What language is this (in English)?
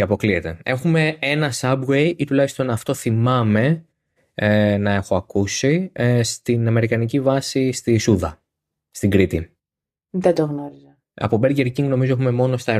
Greek